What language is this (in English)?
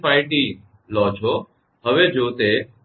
Gujarati